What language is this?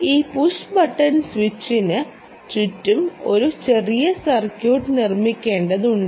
Malayalam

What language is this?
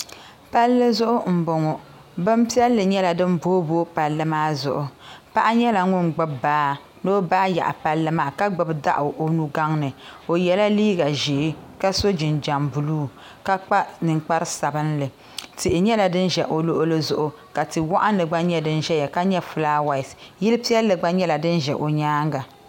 Dagbani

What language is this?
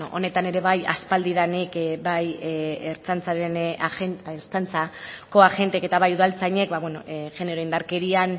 Basque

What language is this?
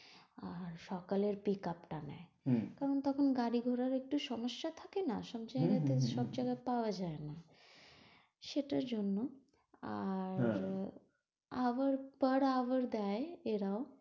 Bangla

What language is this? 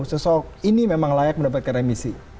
Indonesian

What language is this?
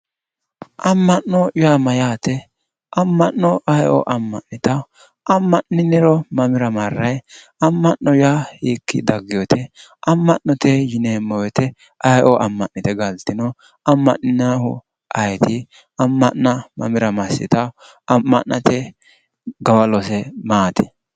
Sidamo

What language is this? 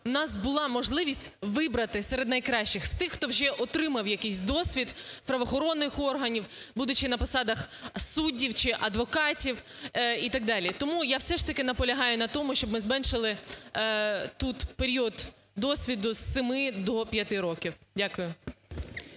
Ukrainian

